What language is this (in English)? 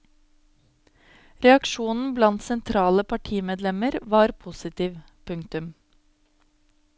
Norwegian